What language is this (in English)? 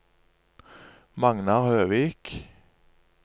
Norwegian